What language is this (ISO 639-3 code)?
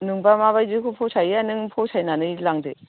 brx